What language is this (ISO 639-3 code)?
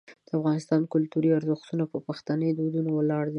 pus